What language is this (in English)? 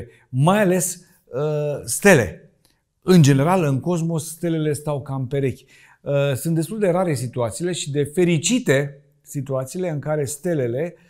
Romanian